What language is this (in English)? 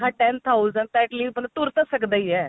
Punjabi